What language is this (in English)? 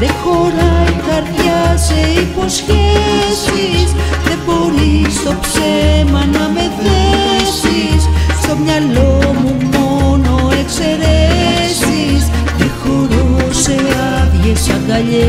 Greek